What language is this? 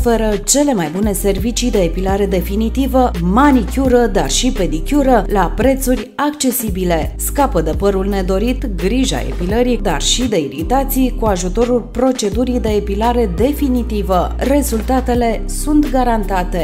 Romanian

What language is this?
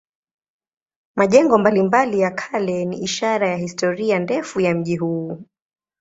Swahili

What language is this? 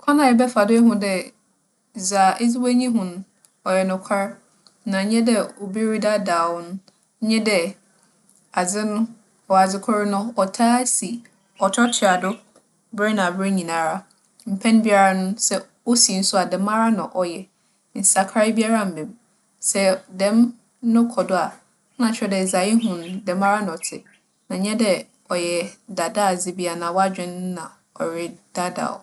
Akan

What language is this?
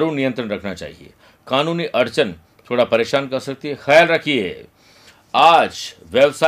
Hindi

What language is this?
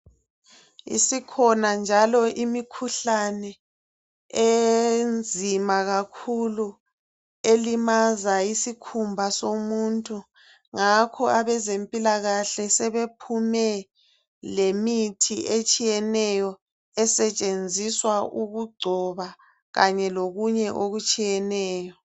North Ndebele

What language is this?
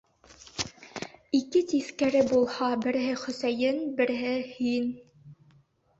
Bashkir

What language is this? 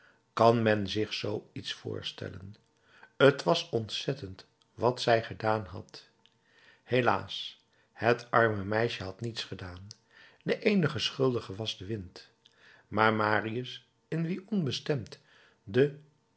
Dutch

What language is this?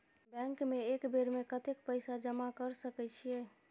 Maithili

